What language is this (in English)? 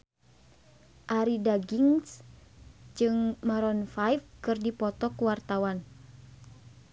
Sundanese